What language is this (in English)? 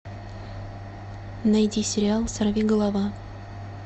Russian